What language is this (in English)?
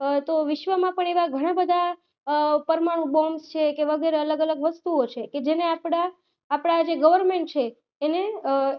Gujarati